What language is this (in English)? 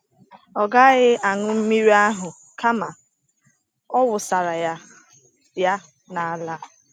Igbo